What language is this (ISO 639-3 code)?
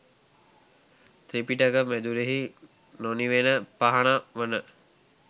sin